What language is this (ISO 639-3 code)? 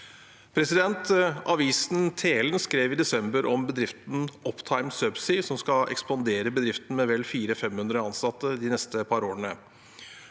nor